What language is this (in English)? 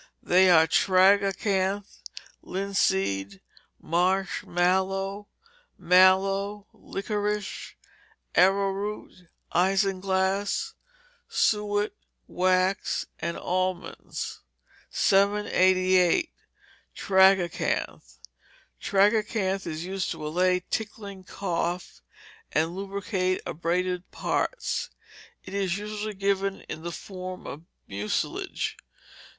English